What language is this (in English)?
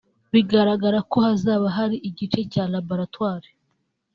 Kinyarwanda